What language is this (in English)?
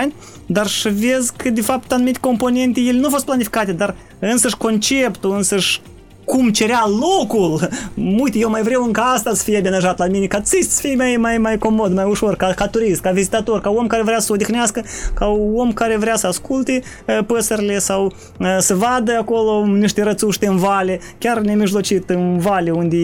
Romanian